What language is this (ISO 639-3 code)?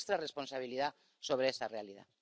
spa